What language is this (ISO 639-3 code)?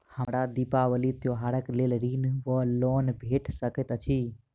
mai